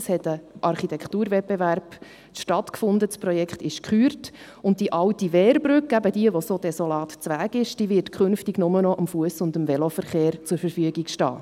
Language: Swiss German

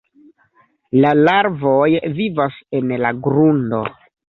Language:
Esperanto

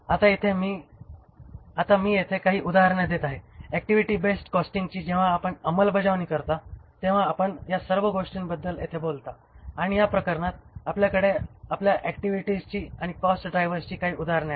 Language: Marathi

